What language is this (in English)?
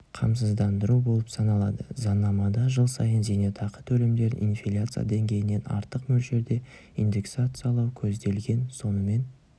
Kazakh